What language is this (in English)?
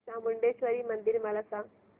Marathi